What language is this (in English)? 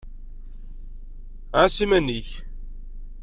Kabyle